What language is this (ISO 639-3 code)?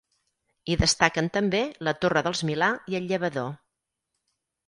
cat